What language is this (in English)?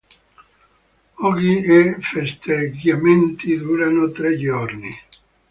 Italian